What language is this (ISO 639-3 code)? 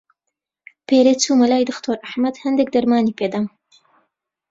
ckb